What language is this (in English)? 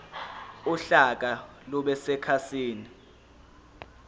Zulu